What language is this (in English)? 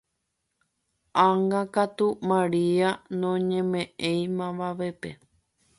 Guarani